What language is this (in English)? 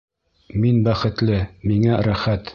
Bashkir